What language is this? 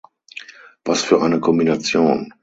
German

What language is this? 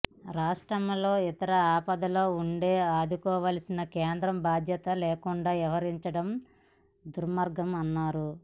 Telugu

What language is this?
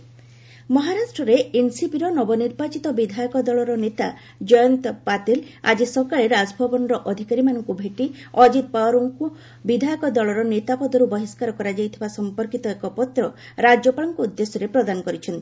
Odia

